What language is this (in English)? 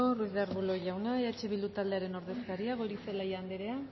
Basque